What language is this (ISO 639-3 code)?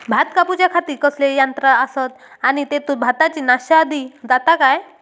mar